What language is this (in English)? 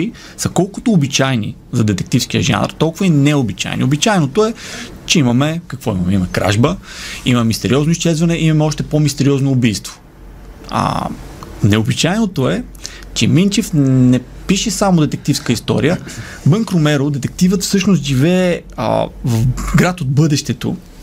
Bulgarian